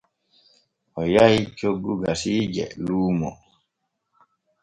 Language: Borgu Fulfulde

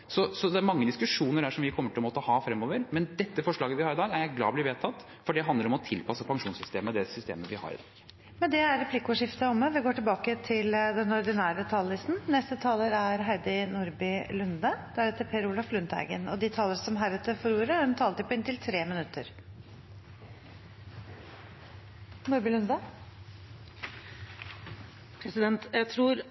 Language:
Norwegian Bokmål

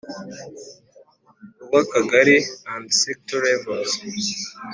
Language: Kinyarwanda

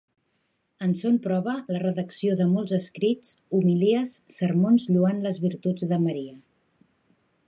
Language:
Catalan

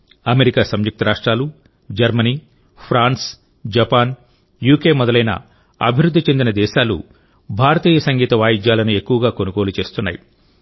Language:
Telugu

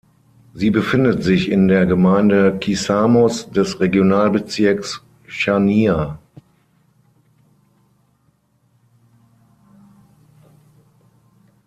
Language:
German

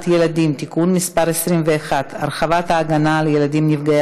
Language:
Hebrew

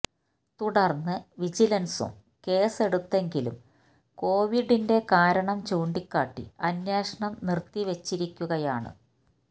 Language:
Malayalam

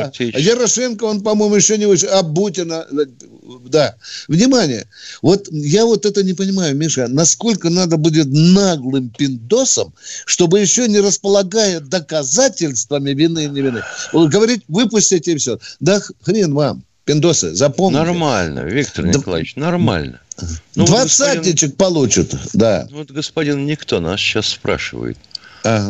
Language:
Russian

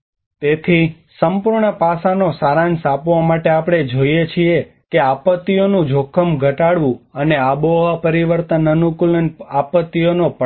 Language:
Gujarati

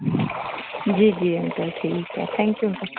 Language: Sindhi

